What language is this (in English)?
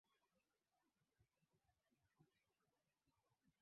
Swahili